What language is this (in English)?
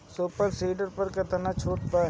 Bhojpuri